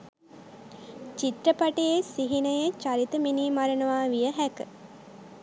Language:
Sinhala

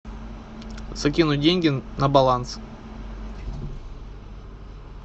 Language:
Russian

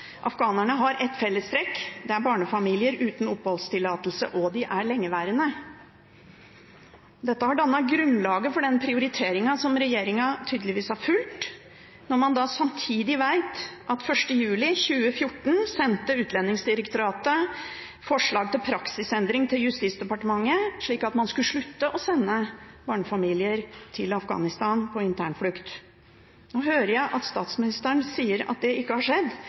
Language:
Norwegian Bokmål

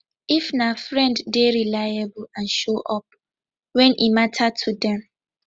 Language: Nigerian Pidgin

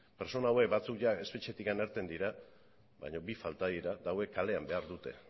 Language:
Basque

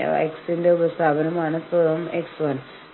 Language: Malayalam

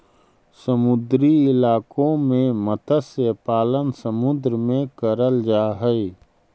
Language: Magahi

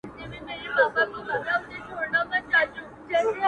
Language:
Pashto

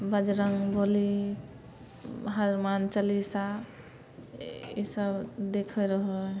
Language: Maithili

